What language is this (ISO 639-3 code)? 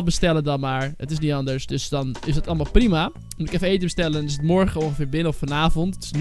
nld